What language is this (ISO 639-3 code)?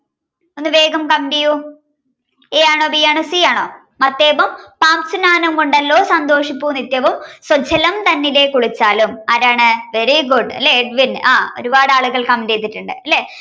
mal